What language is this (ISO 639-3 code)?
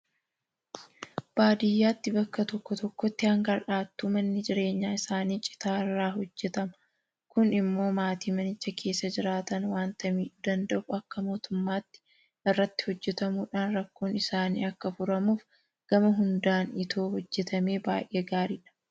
orm